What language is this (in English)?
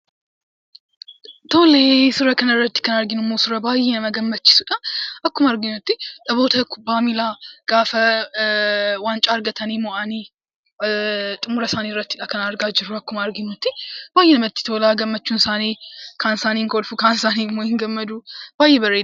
Oromo